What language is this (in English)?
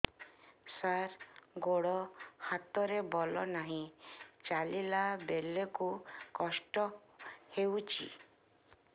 Odia